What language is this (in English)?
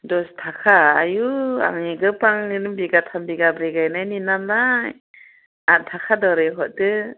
Bodo